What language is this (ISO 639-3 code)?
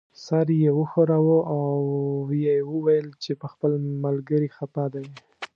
pus